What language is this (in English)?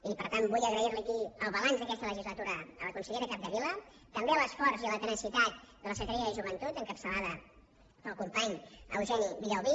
Catalan